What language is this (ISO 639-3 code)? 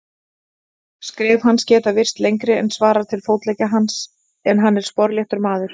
isl